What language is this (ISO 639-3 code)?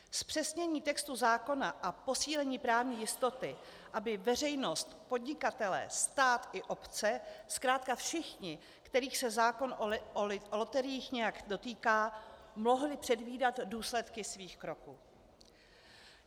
ces